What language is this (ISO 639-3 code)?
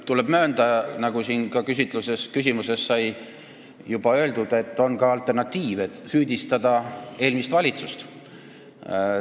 est